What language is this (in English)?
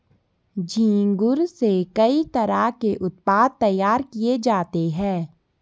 Hindi